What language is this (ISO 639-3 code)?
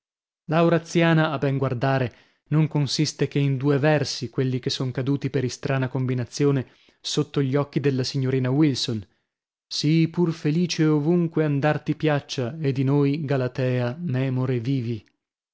ita